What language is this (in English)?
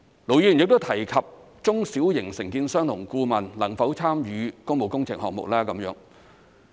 Cantonese